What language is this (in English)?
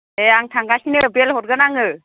Bodo